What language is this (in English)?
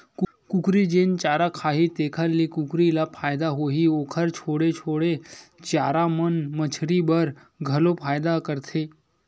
Chhattisgarhi